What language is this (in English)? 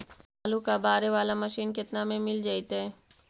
Magahi